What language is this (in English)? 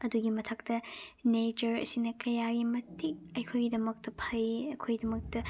Manipuri